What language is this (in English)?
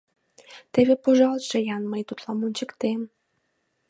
Mari